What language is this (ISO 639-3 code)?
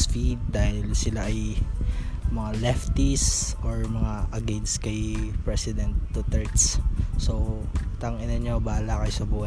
fil